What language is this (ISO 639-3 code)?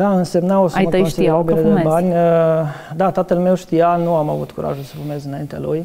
ron